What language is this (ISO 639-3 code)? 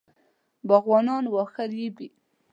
pus